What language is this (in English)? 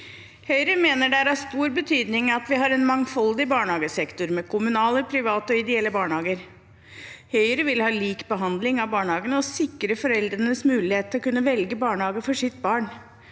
Norwegian